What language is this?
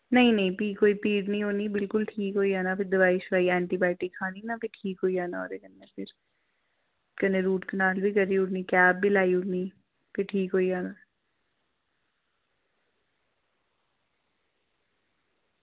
Dogri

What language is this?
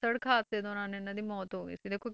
Punjabi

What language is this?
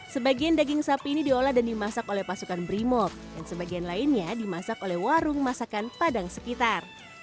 Indonesian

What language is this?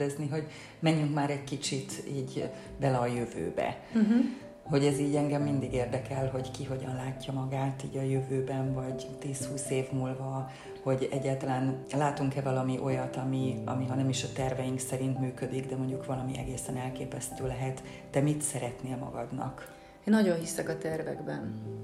Hungarian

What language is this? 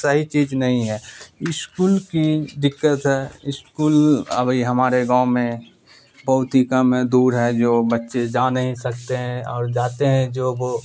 Urdu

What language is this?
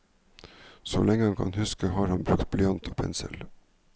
Norwegian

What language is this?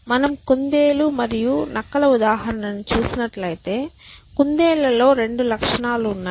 Telugu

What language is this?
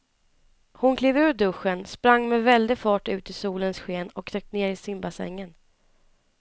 Swedish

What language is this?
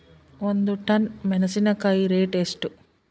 Kannada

